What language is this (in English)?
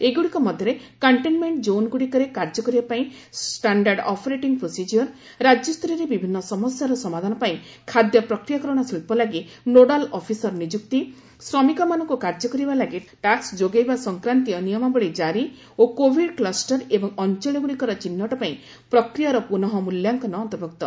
Odia